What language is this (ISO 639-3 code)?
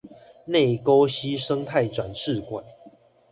zho